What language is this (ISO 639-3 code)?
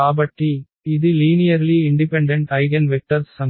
tel